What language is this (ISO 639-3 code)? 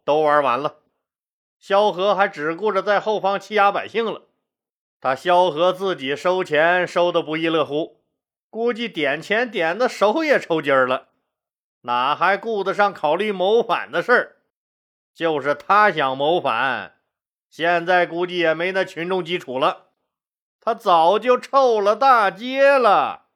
zho